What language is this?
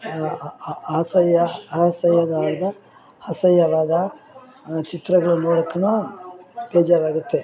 Kannada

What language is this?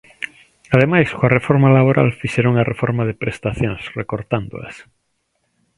Galician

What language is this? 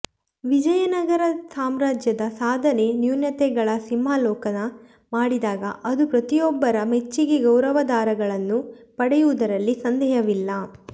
Kannada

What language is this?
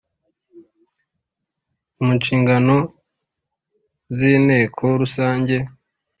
Kinyarwanda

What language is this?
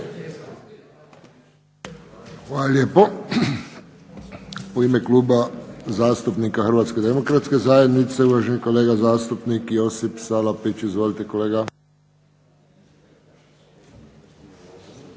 Croatian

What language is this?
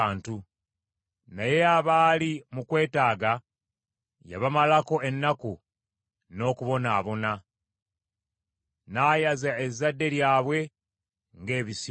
Ganda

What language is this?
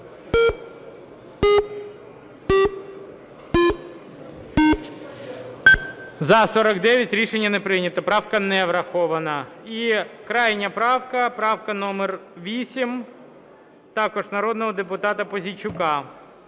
Ukrainian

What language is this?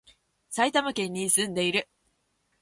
Japanese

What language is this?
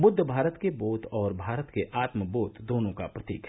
Hindi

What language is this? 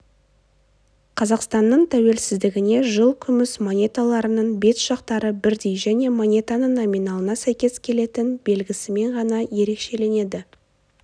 Kazakh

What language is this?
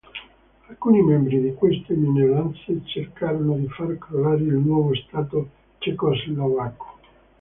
Italian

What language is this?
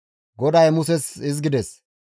Gamo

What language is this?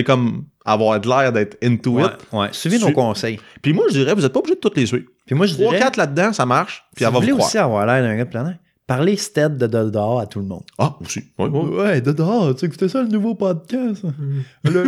French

